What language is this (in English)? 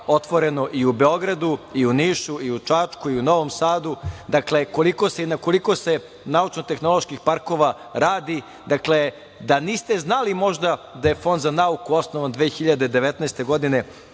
Serbian